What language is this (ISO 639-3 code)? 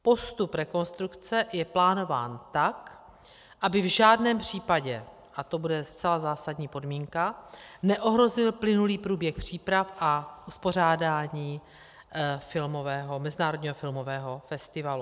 ces